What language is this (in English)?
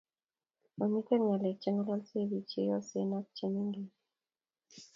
Kalenjin